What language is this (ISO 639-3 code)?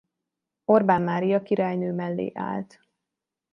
hun